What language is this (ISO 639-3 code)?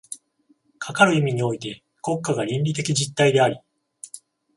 jpn